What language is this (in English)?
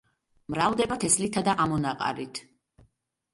Georgian